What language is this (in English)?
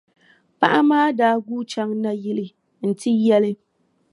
Dagbani